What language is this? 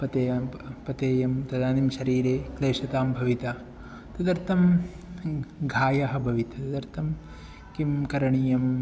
Sanskrit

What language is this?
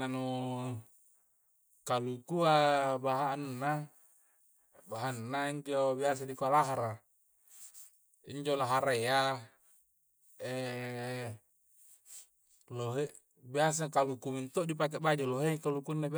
Coastal Konjo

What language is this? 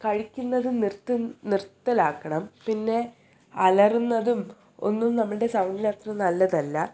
Malayalam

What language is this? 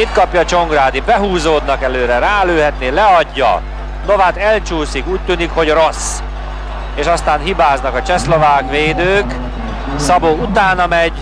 Hungarian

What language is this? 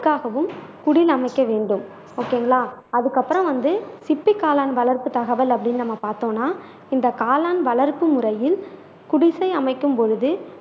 Tamil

